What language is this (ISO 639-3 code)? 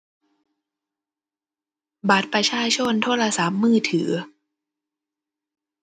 tha